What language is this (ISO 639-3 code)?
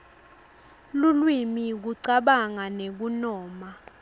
ssw